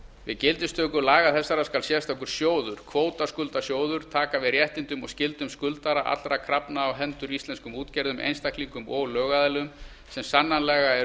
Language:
Icelandic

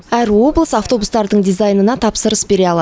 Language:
Kazakh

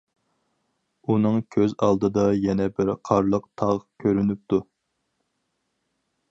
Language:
Uyghur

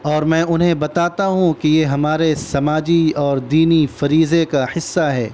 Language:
Urdu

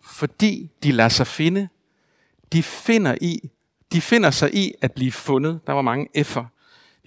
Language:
Danish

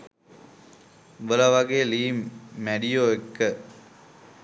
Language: Sinhala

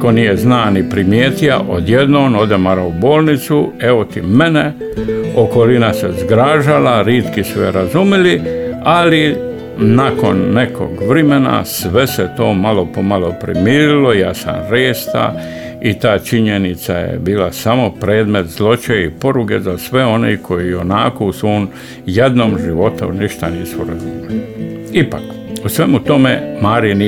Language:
Croatian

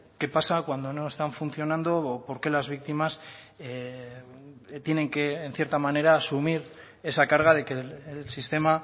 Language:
Spanish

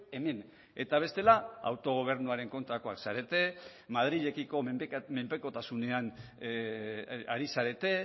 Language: Basque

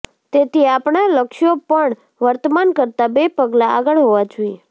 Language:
Gujarati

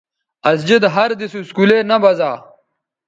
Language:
Bateri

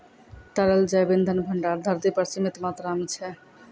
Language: Maithili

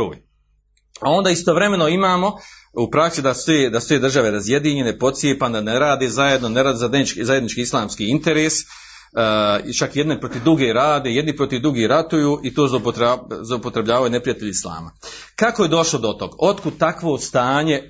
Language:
Croatian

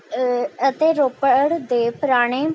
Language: Punjabi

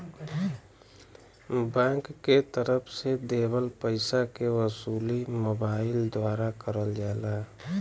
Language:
Bhojpuri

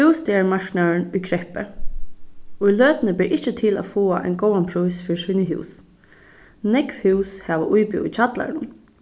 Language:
Faroese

